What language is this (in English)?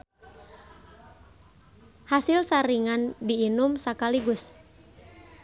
Sundanese